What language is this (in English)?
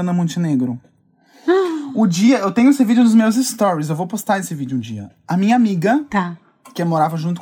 Portuguese